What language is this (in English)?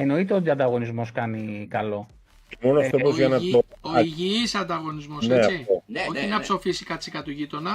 Greek